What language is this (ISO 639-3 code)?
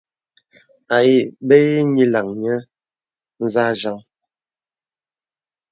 beb